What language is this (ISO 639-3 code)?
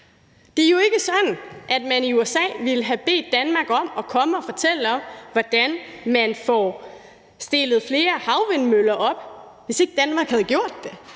dan